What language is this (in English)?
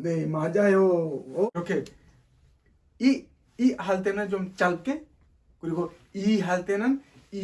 Korean